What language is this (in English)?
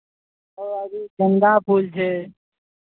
Maithili